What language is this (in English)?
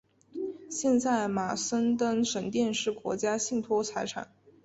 Chinese